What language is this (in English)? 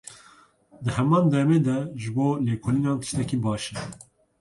Kurdish